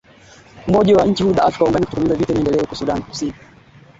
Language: Swahili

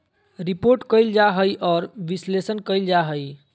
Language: Magahi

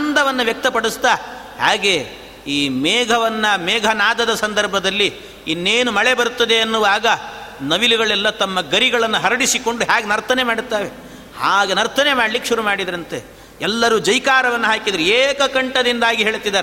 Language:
Kannada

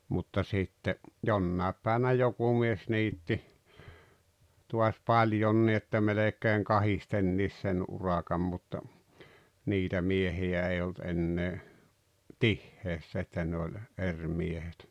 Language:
Finnish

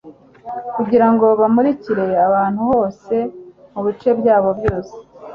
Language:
Kinyarwanda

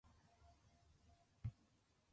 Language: Japanese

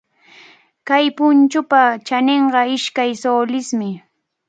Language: Cajatambo North Lima Quechua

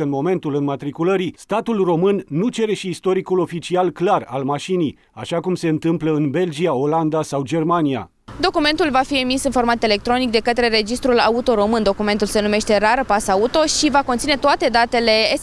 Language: Romanian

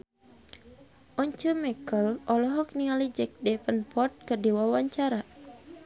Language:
Sundanese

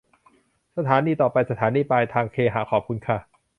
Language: Thai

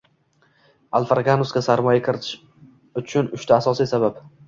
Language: Uzbek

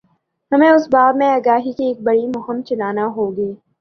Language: Urdu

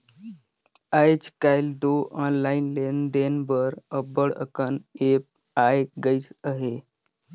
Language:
Chhattisgarhi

